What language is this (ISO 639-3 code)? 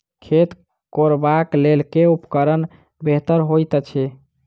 mai